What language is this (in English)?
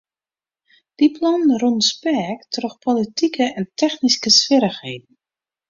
Western Frisian